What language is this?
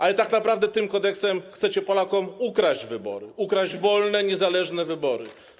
Polish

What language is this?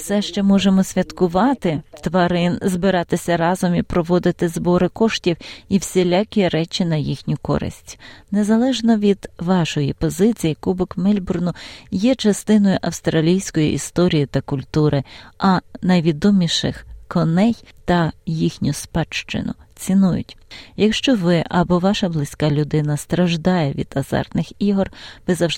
Ukrainian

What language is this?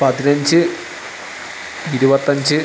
Malayalam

